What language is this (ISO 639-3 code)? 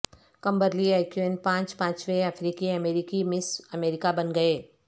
urd